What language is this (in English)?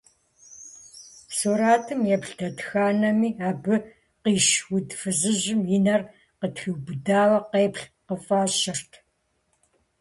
Kabardian